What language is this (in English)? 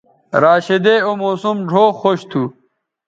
Bateri